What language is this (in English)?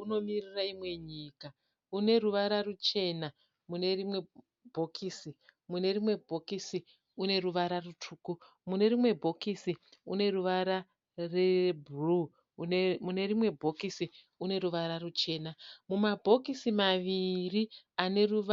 Shona